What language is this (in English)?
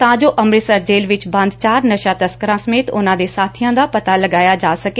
Punjabi